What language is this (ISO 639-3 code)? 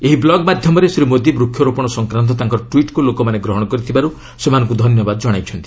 ori